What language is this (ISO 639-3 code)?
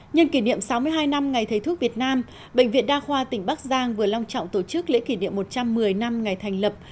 vie